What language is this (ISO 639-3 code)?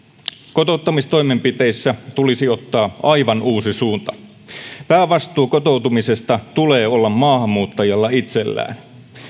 fin